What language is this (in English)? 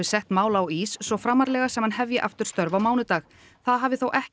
Icelandic